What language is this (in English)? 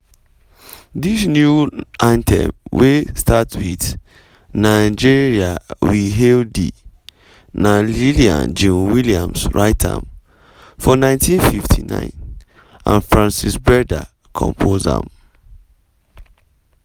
Nigerian Pidgin